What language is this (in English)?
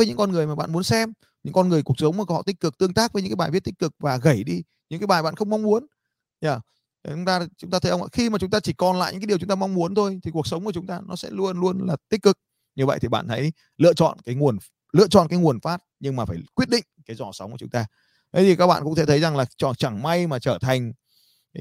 Vietnamese